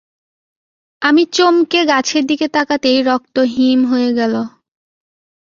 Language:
Bangla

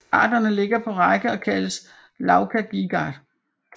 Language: Danish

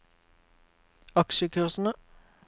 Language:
Norwegian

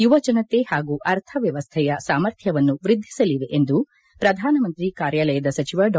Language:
Kannada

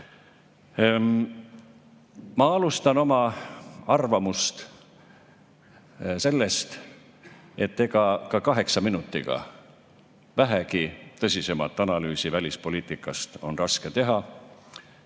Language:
Estonian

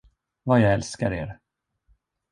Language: Swedish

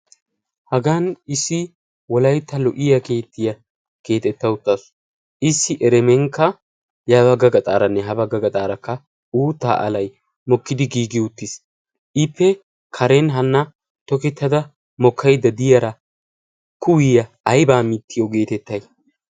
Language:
Wolaytta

